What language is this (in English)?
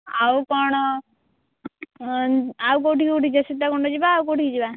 Odia